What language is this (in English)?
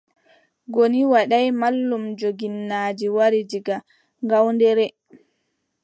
Adamawa Fulfulde